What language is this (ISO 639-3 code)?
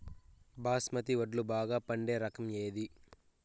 tel